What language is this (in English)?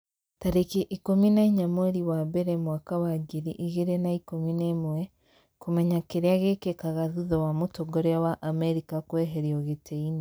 Kikuyu